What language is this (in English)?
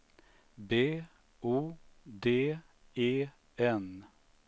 Swedish